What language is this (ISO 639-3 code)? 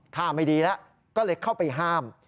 tha